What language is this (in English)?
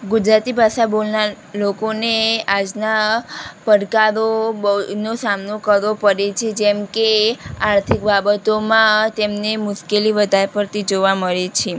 Gujarati